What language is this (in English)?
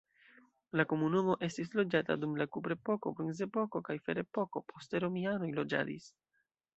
Esperanto